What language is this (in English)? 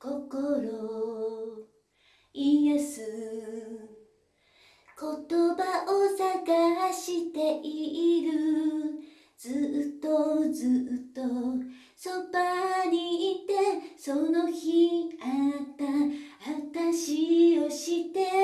Japanese